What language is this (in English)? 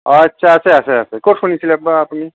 Assamese